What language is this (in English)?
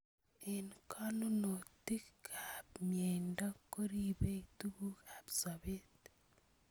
Kalenjin